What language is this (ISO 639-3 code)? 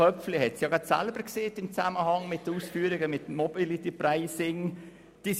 gsw